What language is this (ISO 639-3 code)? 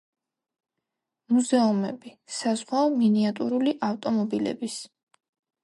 kat